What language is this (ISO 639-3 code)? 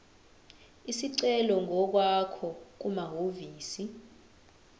zul